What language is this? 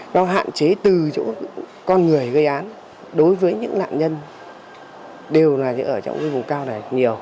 Vietnamese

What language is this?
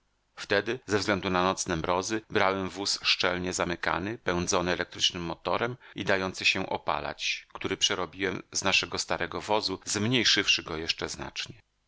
Polish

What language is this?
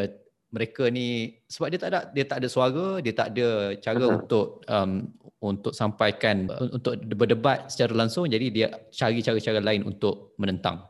Malay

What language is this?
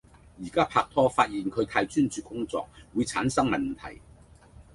Cantonese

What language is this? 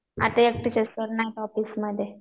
Marathi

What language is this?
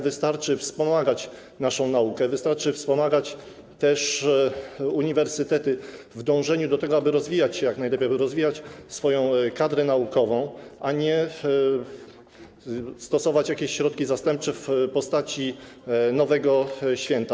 Polish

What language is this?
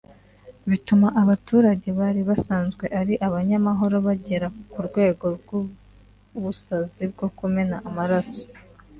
Kinyarwanda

